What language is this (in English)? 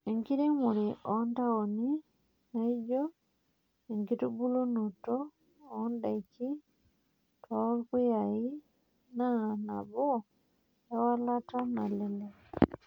Masai